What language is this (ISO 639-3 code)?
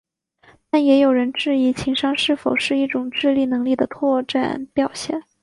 zho